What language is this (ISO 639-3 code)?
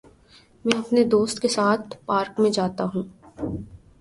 urd